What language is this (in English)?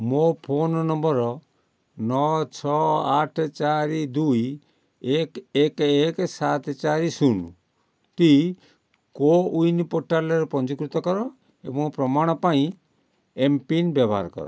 Odia